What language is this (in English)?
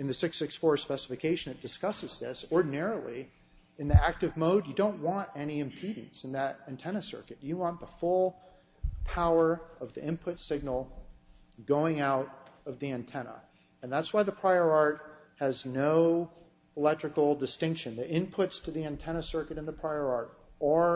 English